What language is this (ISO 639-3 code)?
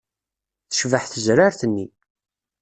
kab